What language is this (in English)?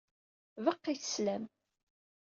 Kabyle